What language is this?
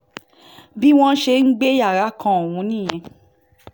Yoruba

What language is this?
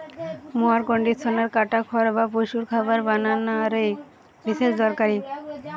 Bangla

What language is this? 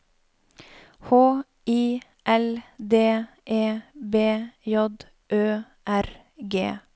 Norwegian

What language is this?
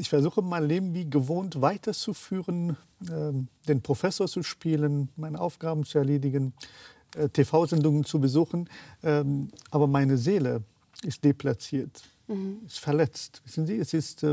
German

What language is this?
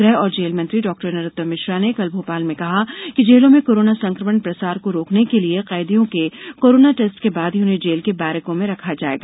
Hindi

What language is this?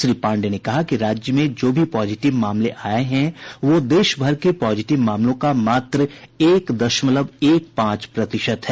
Hindi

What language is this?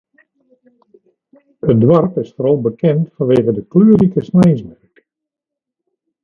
Western Frisian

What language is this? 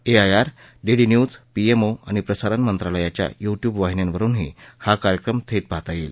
Marathi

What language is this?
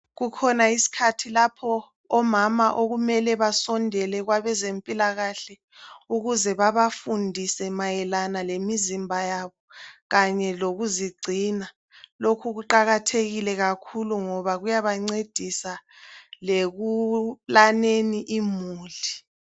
North Ndebele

